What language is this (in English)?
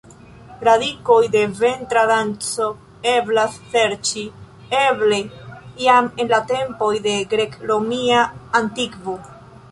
Esperanto